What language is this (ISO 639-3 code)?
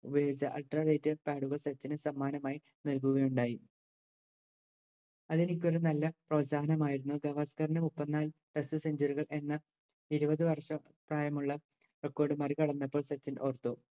mal